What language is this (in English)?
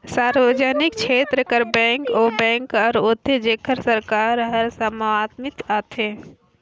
Chhattisgarhi